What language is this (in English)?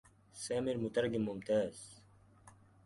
Arabic